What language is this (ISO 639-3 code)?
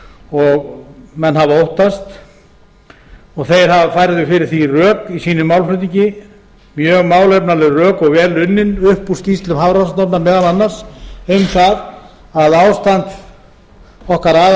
isl